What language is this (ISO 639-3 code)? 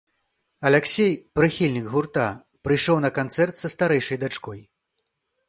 bel